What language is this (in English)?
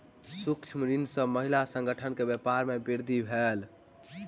Maithili